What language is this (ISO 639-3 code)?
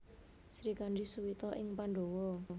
jav